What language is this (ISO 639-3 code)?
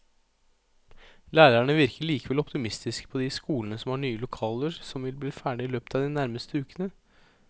nor